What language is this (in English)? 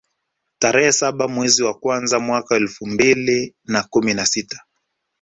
Swahili